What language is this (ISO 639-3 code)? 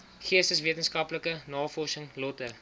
afr